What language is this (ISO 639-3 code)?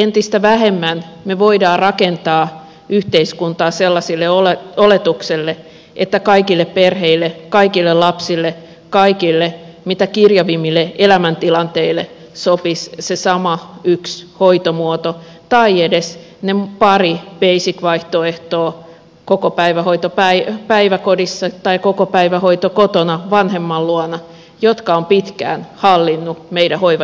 fin